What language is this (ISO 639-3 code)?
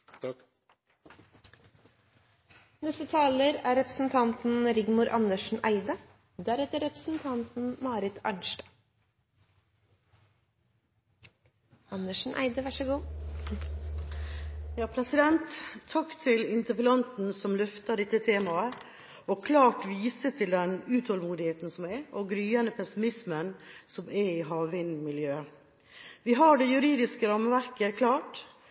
nor